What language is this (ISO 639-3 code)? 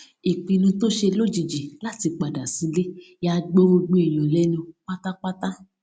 yor